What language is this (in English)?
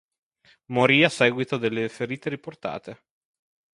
Italian